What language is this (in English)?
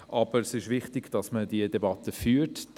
Swiss German